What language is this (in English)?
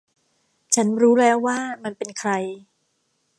Thai